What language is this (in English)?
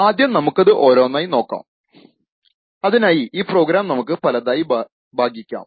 Malayalam